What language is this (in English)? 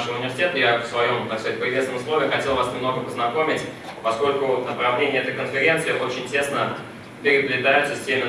Russian